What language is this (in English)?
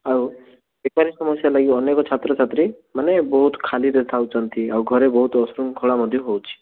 Odia